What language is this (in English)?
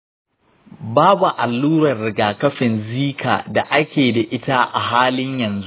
Hausa